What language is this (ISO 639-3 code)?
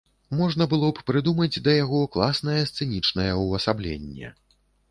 bel